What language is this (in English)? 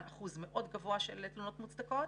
Hebrew